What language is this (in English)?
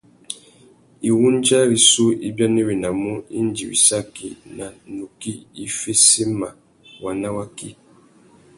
Tuki